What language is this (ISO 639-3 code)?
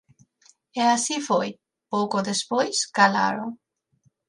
glg